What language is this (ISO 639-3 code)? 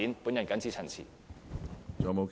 yue